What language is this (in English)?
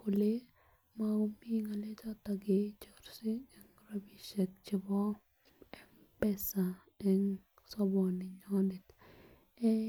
Kalenjin